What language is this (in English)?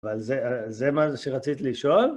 Hebrew